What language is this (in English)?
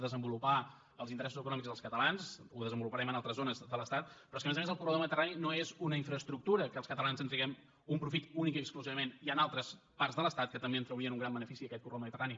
Catalan